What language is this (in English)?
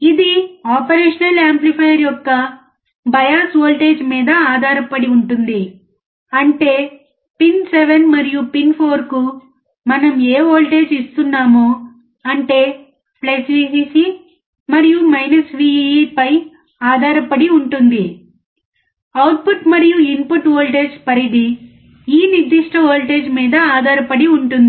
Telugu